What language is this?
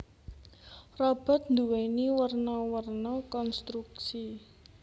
Javanese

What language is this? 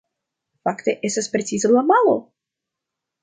Esperanto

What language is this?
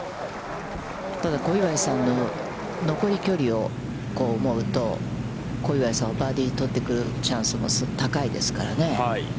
Japanese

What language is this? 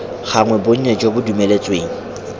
Tswana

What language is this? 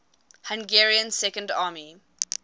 English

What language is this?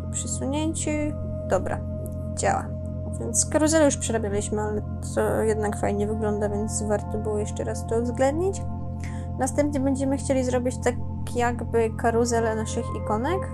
Polish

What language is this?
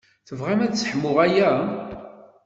Kabyle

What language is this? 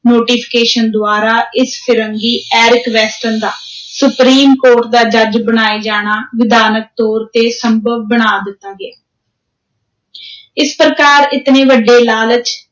Punjabi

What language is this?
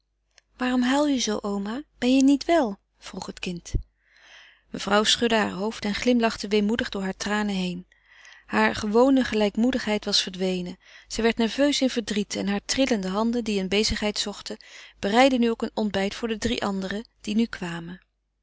Dutch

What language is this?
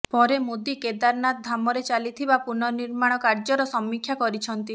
Odia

